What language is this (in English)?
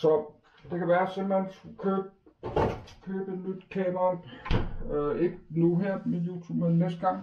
Danish